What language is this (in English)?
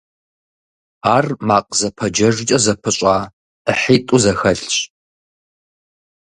Kabardian